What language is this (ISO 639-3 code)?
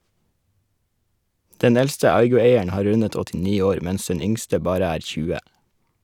nor